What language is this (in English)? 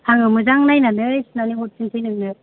Bodo